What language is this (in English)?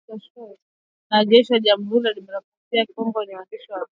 Swahili